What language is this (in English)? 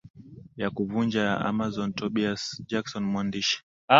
Swahili